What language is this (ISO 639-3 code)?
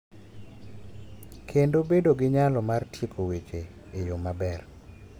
luo